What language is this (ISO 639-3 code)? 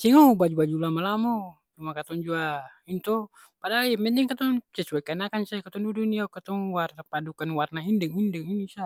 abs